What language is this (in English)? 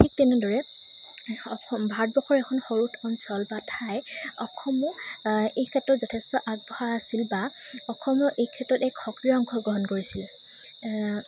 Assamese